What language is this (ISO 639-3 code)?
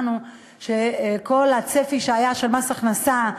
heb